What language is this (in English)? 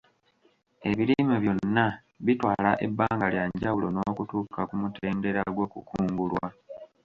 Ganda